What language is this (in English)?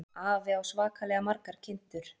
Icelandic